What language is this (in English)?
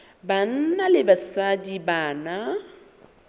Southern Sotho